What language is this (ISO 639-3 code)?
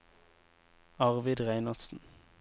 nor